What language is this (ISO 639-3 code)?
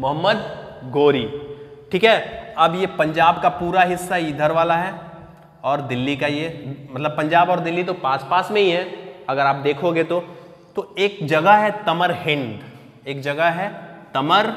hin